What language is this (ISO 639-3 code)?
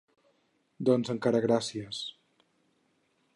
cat